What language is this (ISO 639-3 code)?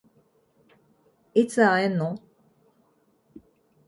jpn